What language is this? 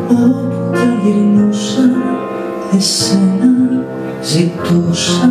Greek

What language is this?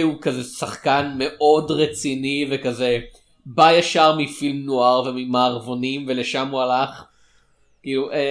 Hebrew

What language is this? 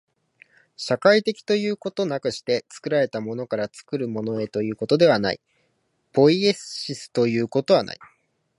Japanese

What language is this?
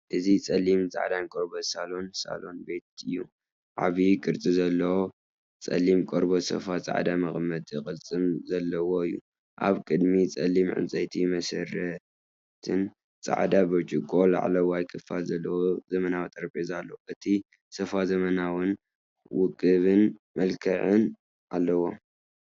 Tigrinya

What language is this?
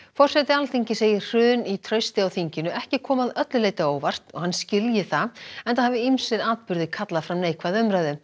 Icelandic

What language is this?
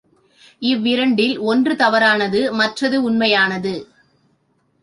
Tamil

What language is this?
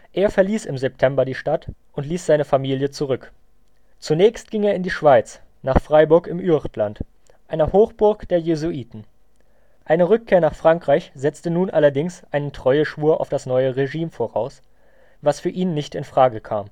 German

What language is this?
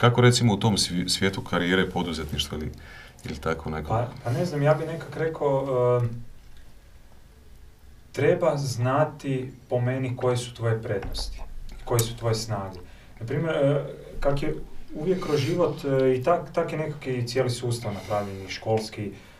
Croatian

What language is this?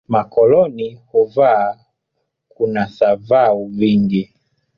Swahili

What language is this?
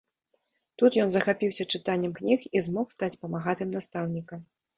Belarusian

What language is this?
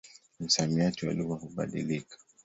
Swahili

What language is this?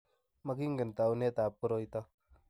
Kalenjin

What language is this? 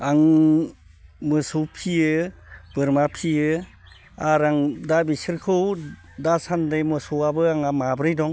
Bodo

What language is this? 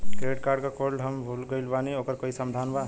Bhojpuri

